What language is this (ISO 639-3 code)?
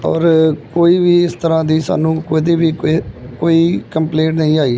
pan